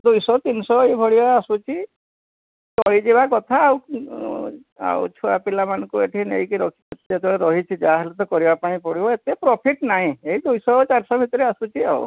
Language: Odia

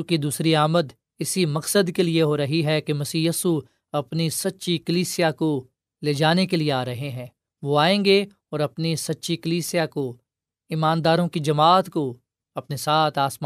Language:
Urdu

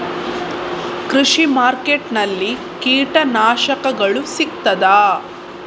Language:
Kannada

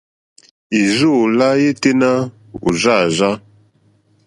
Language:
Mokpwe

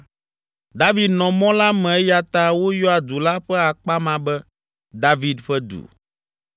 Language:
Ewe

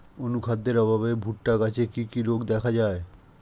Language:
Bangla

